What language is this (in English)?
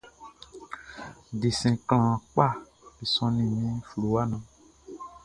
Baoulé